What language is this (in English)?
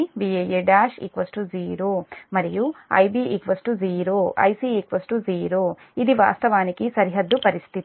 Telugu